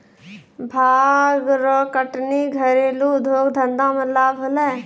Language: Maithili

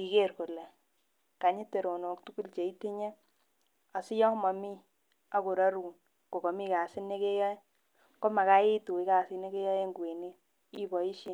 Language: Kalenjin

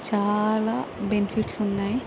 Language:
Telugu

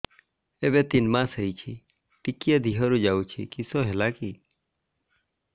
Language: Odia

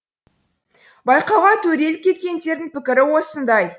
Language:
Kazakh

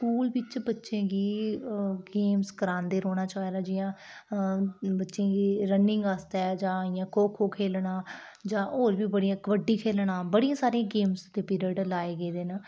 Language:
Dogri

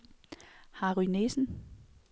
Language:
Danish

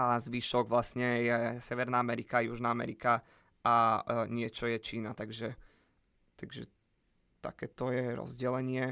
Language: Slovak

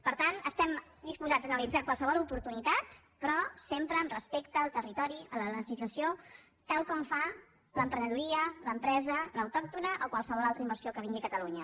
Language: Catalan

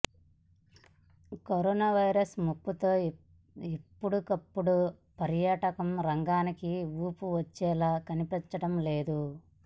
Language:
Telugu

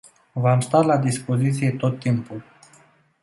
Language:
Romanian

